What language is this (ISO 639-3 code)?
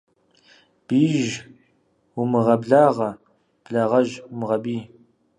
kbd